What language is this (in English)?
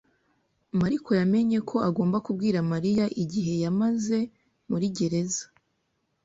Kinyarwanda